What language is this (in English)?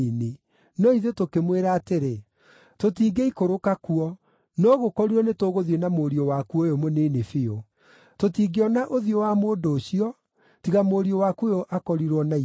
Kikuyu